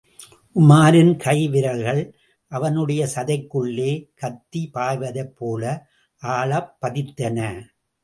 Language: Tamil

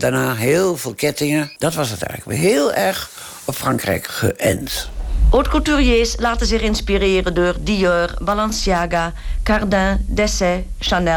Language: Dutch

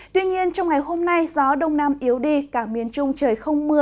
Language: Vietnamese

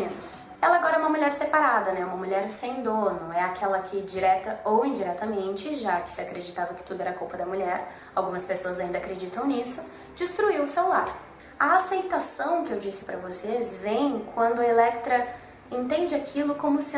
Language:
Portuguese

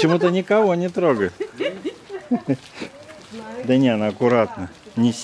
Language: Russian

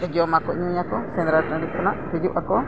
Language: Santali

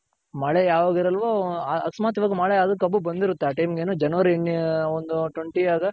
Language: Kannada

